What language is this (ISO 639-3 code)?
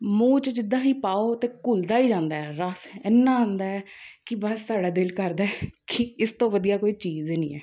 pan